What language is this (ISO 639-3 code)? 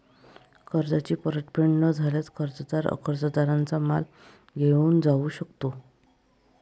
mar